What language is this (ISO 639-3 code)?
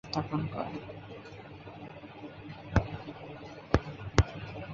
ben